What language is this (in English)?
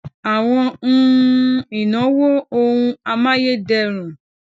Yoruba